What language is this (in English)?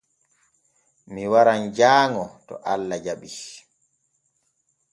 Borgu Fulfulde